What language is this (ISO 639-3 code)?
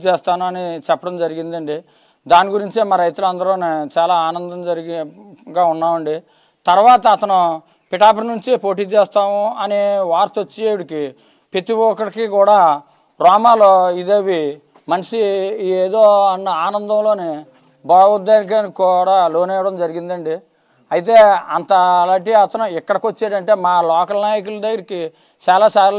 tel